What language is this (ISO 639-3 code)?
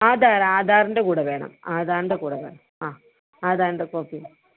mal